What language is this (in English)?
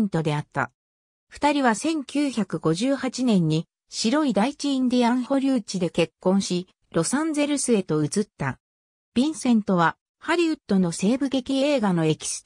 Japanese